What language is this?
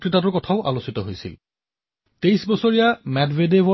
Assamese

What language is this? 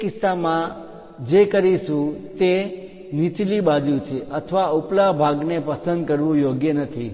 Gujarati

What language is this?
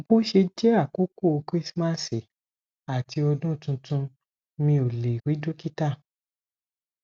Yoruba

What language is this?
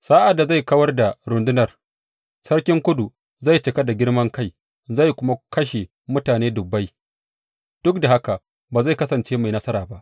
Hausa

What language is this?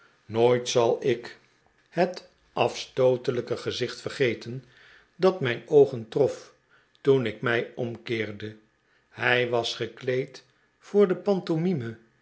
Dutch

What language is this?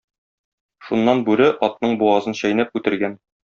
Tatar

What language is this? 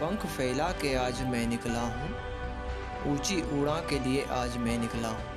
Hindi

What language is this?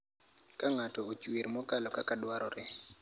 Luo (Kenya and Tanzania)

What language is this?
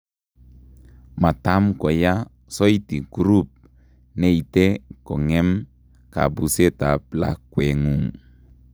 Kalenjin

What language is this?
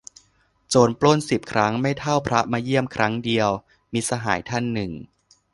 Thai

